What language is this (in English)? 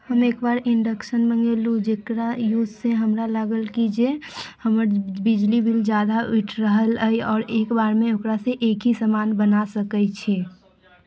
Maithili